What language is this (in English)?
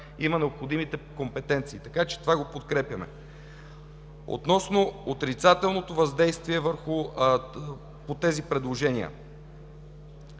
Bulgarian